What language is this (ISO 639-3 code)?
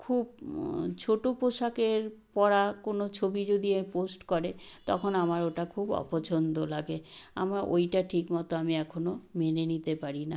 ben